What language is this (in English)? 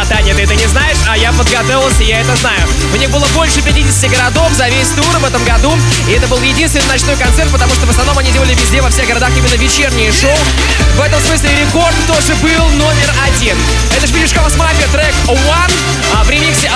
Russian